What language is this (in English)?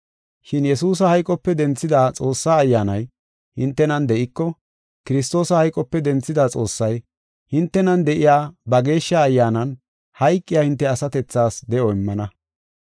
Gofa